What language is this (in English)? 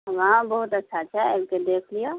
Maithili